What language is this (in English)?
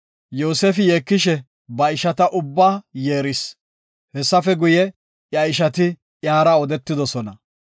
Gofa